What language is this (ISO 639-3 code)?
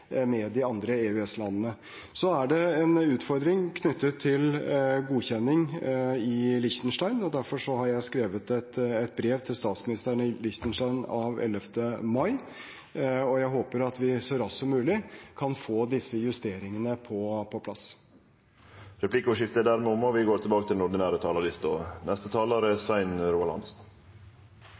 nor